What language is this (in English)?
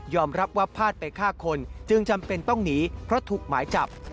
Thai